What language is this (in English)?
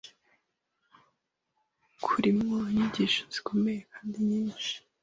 Kinyarwanda